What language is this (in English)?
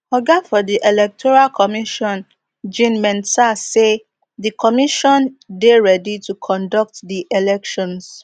Nigerian Pidgin